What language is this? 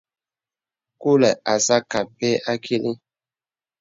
Bebele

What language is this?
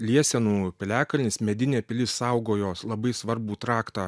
Lithuanian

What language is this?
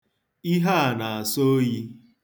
Igbo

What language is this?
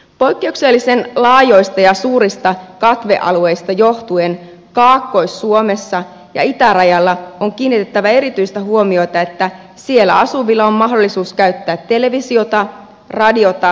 Finnish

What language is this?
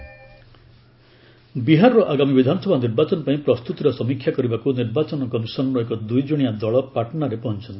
Odia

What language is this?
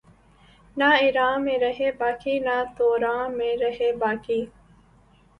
Urdu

